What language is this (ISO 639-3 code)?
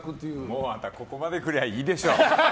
jpn